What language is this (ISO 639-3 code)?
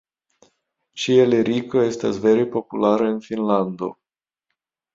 epo